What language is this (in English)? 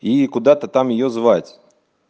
Russian